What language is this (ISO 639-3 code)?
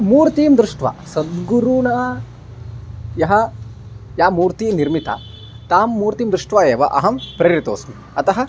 san